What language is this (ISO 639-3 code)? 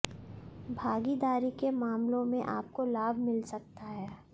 hin